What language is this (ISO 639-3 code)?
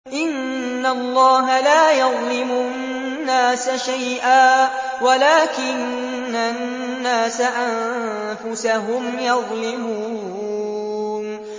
ara